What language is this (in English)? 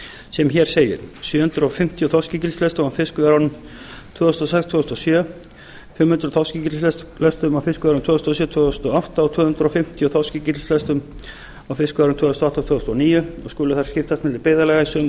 Icelandic